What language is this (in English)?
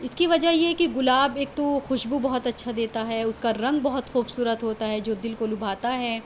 Urdu